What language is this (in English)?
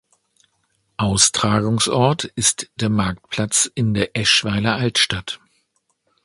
German